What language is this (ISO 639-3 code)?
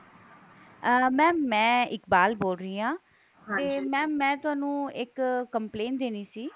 pan